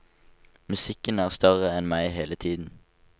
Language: Norwegian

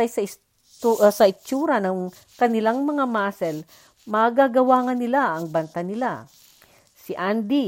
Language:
Filipino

